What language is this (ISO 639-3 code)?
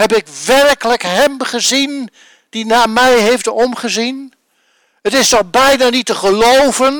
nld